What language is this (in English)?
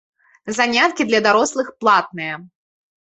Belarusian